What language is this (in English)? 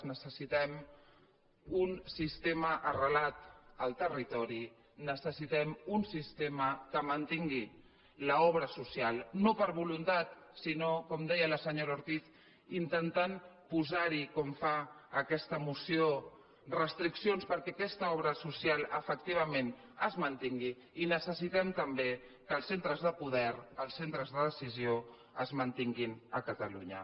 Catalan